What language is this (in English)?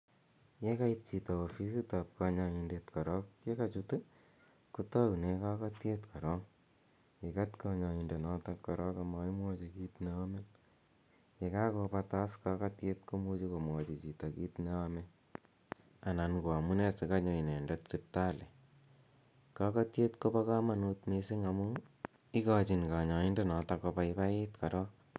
Kalenjin